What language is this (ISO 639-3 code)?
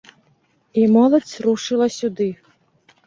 bel